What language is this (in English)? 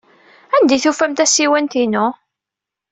Kabyle